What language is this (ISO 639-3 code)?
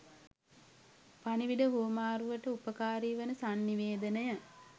sin